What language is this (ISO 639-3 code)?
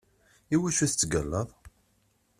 kab